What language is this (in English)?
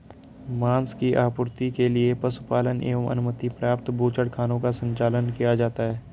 Hindi